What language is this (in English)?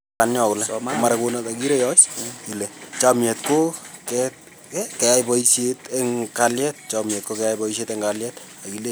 Kalenjin